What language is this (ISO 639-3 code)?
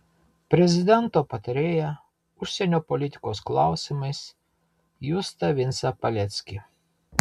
lit